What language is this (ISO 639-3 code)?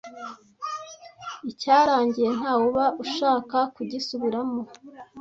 kin